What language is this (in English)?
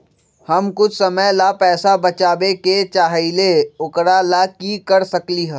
Magahi